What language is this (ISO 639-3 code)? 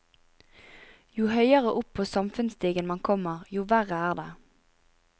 nor